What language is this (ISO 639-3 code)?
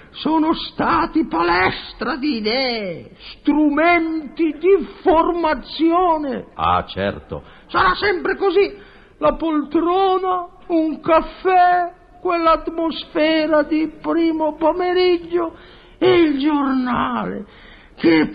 ita